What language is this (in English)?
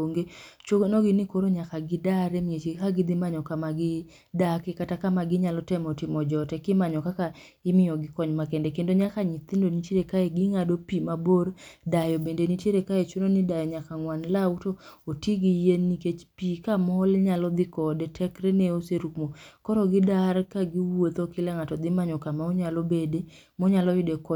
Luo (Kenya and Tanzania)